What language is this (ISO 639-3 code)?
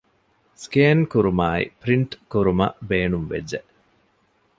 div